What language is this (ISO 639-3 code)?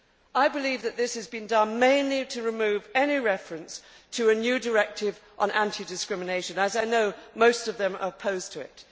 eng